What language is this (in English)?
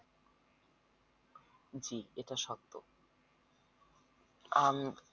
Bangla